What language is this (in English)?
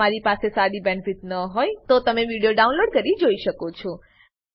Gujarati